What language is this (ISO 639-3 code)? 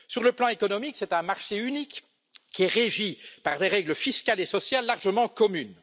fra